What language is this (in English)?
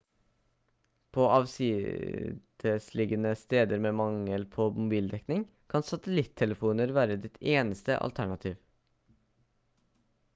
Norwegian Bokmål